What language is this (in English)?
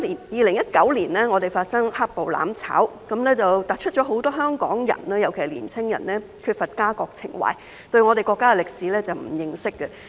Cantonese